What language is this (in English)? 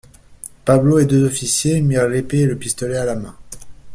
French